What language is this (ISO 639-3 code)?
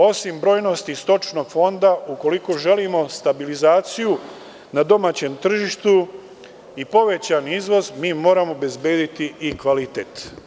srp